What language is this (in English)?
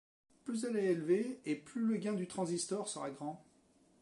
French